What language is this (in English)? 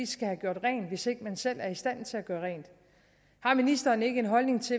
Danish